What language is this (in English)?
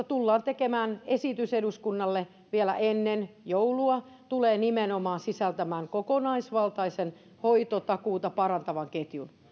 Finnish